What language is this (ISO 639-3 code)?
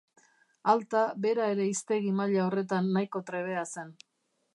eus